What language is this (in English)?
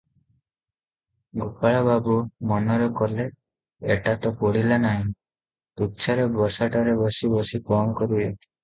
Odia